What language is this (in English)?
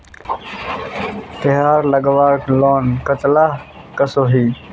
Magahi